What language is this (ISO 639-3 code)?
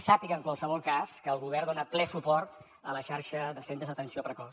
cat